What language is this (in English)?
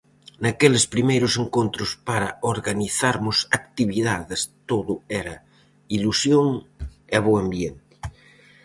Galician